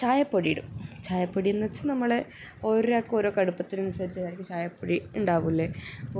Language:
Malayalam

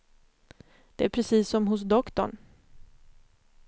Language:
Swedish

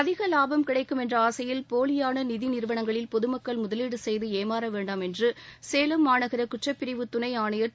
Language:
Tamil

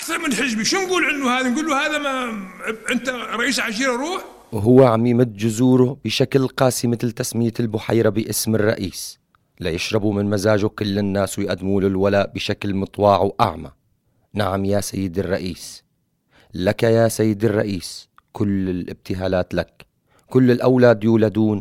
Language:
Arabic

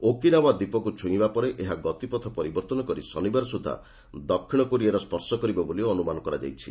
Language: Odia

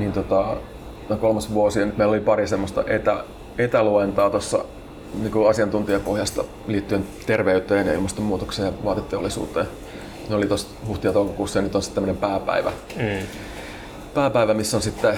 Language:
Finnish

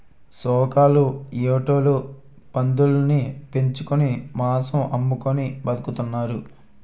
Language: Telugu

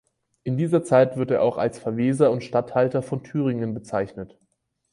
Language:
German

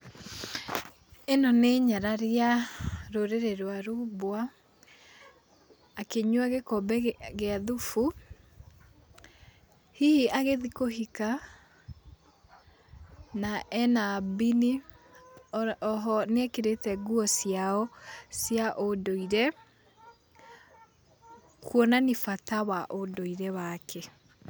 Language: Kikuyu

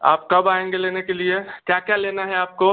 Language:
Hindi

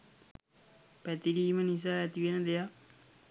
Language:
Sinhala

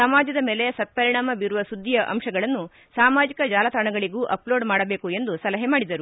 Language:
Kannada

